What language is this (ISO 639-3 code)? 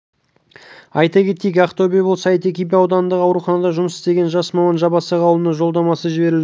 kaz